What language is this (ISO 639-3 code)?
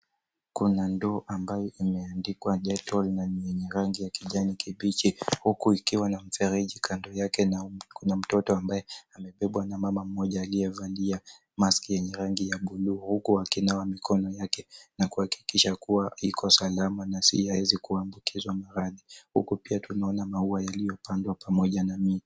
swa